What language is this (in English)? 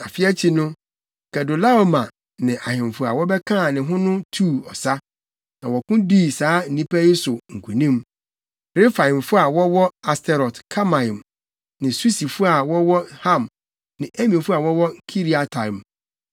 Akan